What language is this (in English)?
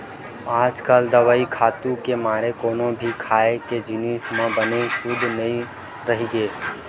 Chhattisgarhi